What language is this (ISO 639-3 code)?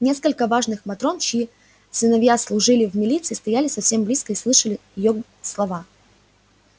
rus